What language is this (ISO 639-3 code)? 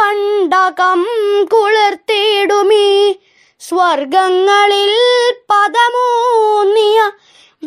mal